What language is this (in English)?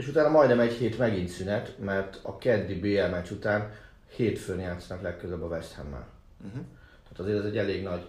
Hungarian